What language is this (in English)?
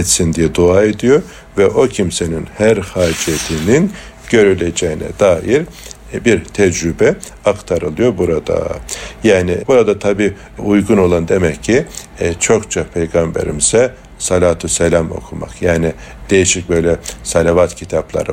Turkish